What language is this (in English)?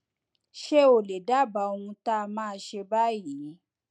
Yoruba